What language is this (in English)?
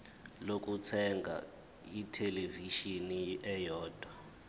Zulu